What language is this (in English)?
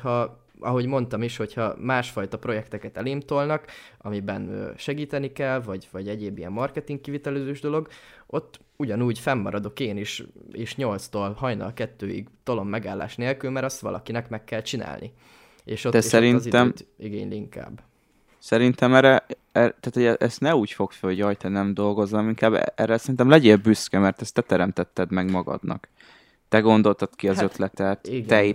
Hungarian